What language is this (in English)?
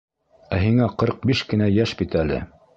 Bashkir